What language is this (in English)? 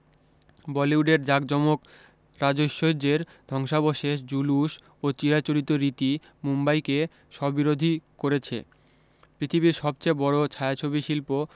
Bangla